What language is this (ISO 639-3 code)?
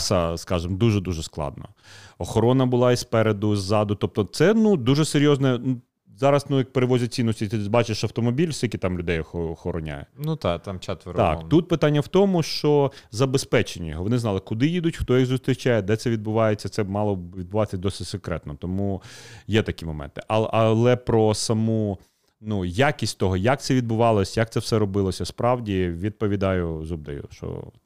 ukr